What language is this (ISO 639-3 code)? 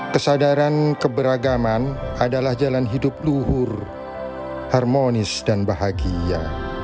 ind